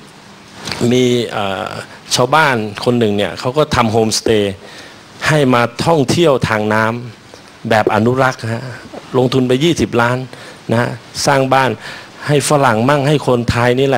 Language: Thai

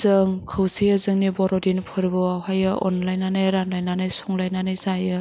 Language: Bodo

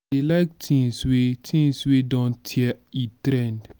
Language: Nigerian Pidgin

